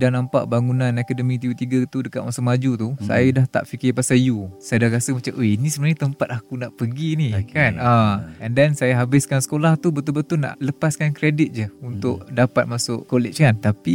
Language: Malay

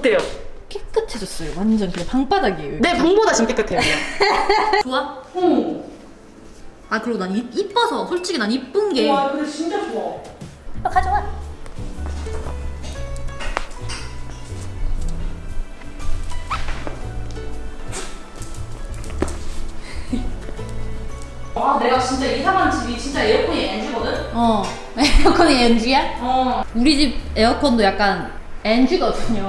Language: Korean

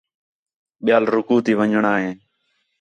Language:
Khetrani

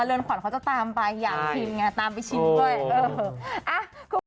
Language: Thai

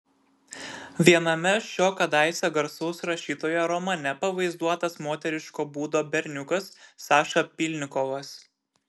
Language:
Lithuanian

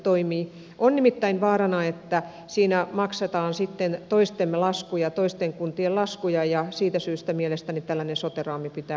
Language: Finnish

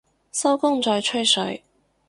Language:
Cantonese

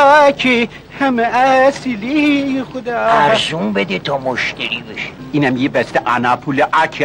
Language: Persian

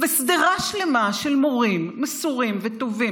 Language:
Hebrew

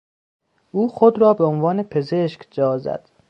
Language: Persian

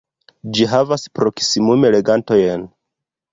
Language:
Esperanto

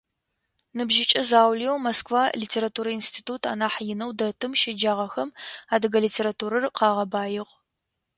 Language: Adyghe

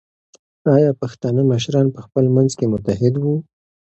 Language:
Pashto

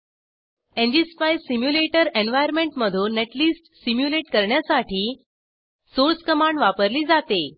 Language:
Marathi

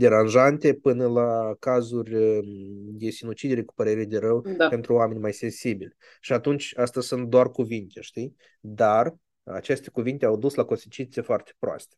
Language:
Romanian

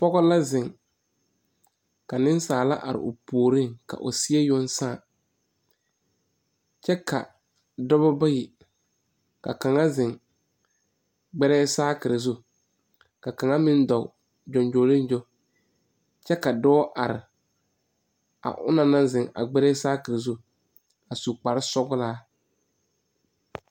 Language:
Southern Dagaare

